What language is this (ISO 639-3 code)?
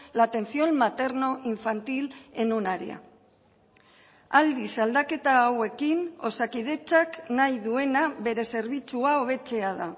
eus